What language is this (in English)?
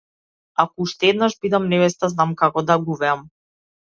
Macedonian